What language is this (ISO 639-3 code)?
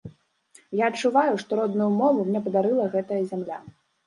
bel